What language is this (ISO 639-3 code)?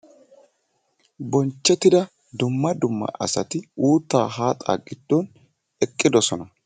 wal